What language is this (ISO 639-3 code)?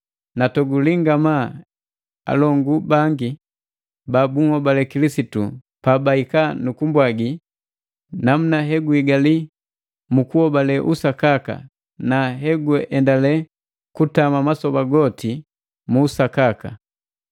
mgv